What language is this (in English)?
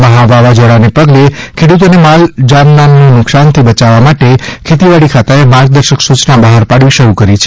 Gujarati